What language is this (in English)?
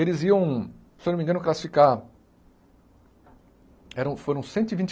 Portuguese